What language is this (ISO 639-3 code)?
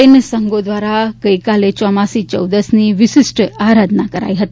guj